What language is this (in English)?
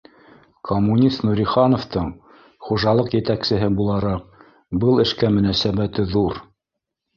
Bashkir